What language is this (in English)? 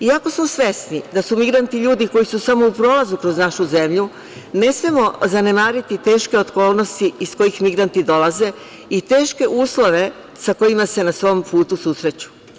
Serbian